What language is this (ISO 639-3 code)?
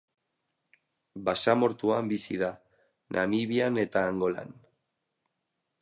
eus